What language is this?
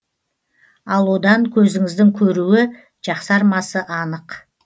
Kazakh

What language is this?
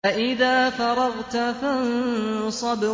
Arabic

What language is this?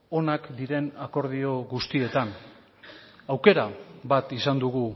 Basque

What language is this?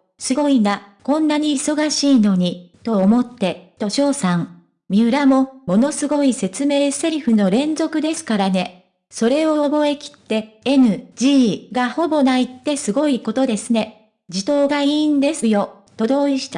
Japanese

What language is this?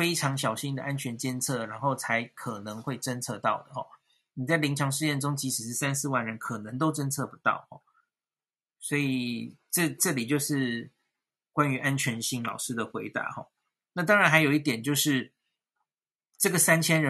Chinese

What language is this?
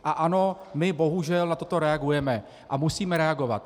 Czech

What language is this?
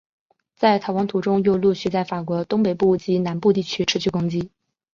Chinese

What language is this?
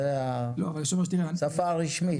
Hebrew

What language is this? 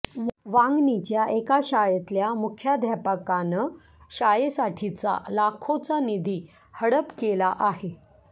Marathi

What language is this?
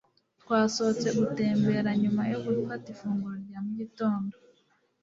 Kinyarwanda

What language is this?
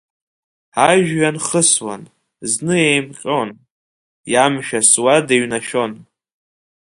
Abkhazian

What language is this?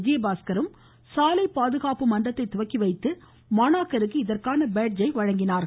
Tamil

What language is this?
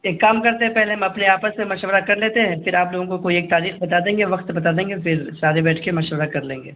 Urdu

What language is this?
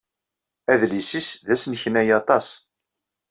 Kabyle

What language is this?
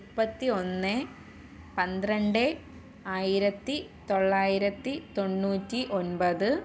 Malayalam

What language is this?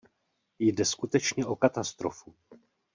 Czech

